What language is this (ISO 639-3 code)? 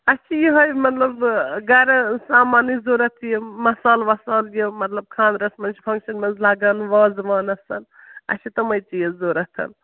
kas